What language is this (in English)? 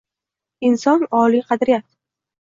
Uzbek